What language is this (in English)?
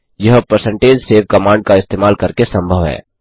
Hindi